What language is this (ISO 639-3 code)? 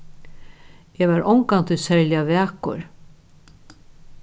fao